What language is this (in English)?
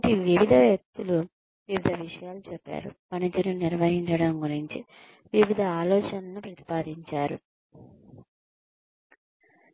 Telugu